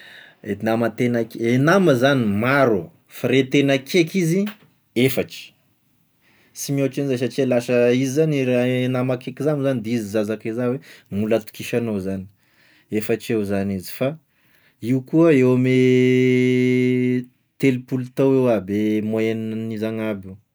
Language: Tesaka Malagasy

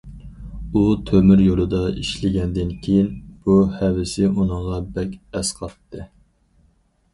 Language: Uyghur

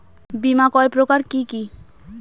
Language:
Bangla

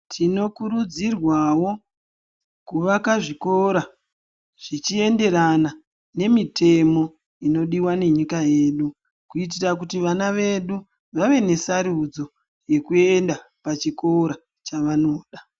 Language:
Ndau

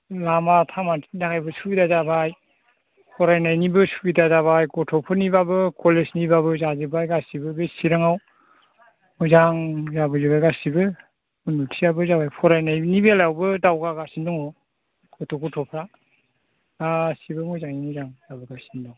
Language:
Bodo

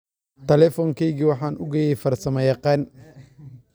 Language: Somali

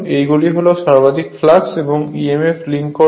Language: Bangla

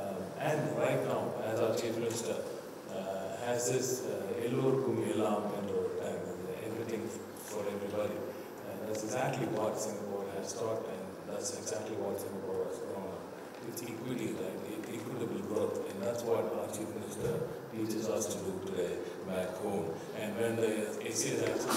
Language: English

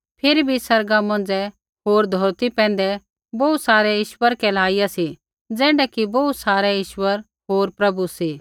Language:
Kullu Pahari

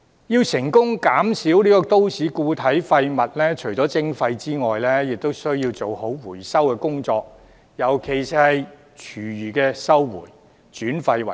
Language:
Cantonese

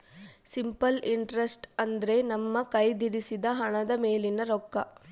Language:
Kannada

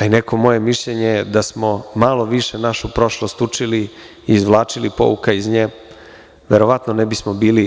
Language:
Serbian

